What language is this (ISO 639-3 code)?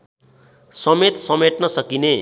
nep